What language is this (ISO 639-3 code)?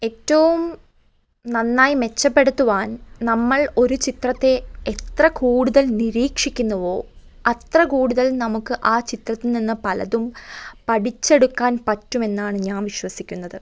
mal